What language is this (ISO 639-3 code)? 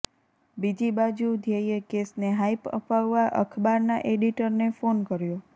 guj